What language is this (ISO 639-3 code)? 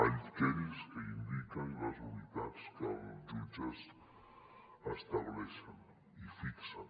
cat